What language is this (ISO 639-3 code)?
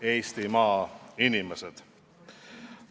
est